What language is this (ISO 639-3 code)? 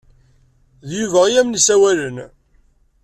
kab